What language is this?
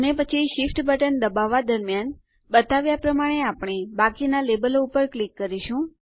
Gujarati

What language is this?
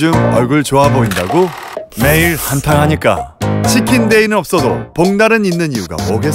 Korean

